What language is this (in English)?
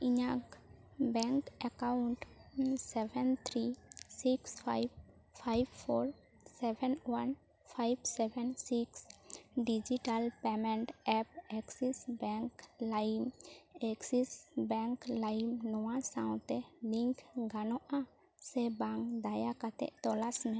Santali